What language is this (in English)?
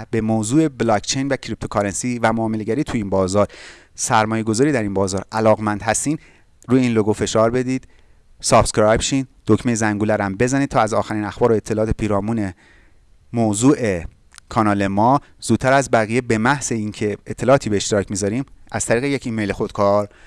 Persian